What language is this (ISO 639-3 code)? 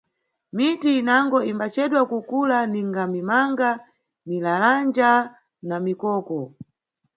nyu